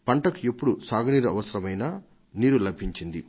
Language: Telugu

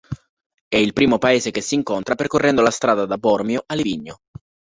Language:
Italian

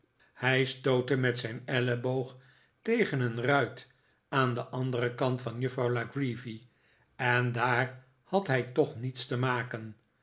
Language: Dutch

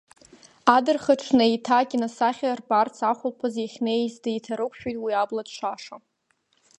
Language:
Abkhazian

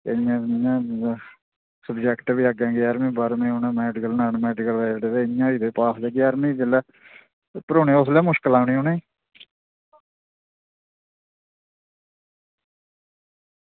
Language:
Dogri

